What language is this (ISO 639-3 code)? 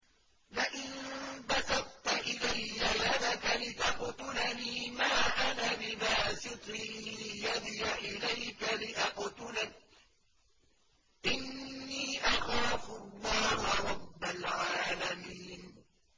ara